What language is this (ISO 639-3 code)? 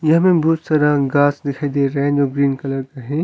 hin